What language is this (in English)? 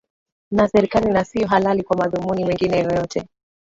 Swahili